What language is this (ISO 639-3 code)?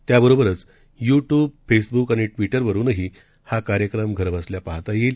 mar